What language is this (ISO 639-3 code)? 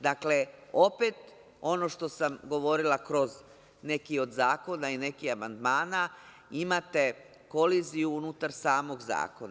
srp